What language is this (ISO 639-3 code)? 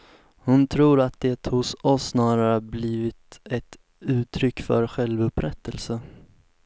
swe